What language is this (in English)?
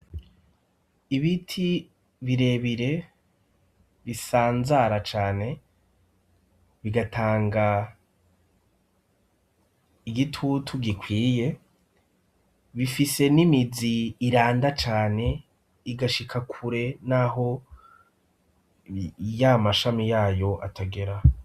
Rundi